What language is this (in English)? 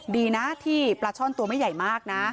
Thai